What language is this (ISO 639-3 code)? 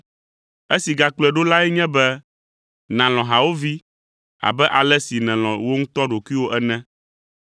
ewe